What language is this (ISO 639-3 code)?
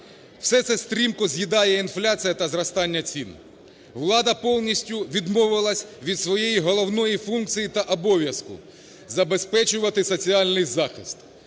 ukr